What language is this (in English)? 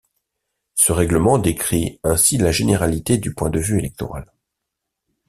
French